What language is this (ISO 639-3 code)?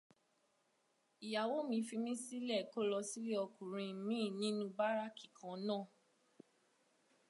yor